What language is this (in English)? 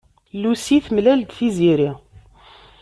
Kabyle